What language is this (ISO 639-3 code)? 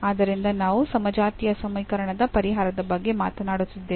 kan